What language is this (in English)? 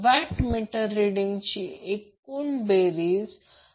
Marathi